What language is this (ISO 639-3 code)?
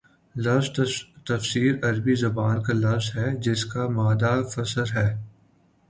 urd